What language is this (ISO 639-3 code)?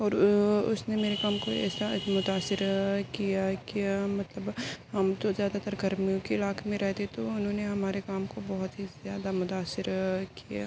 urd